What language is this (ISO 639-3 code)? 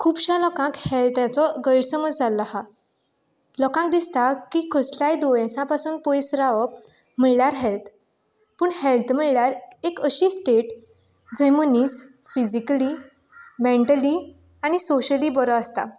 kok